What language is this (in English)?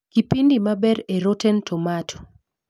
Luo (Kenya and Tanzania)